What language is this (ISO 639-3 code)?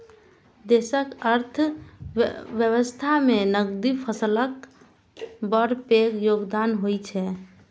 mai